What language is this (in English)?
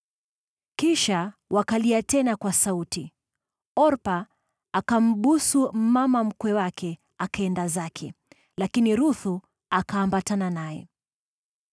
Swahili